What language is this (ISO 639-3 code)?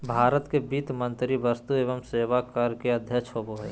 mag